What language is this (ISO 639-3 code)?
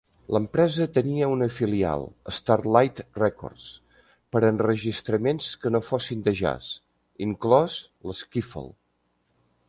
cat